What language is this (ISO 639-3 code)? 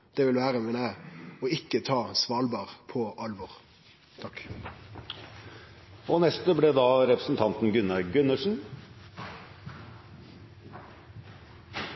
nno